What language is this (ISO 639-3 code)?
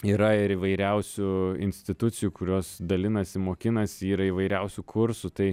lit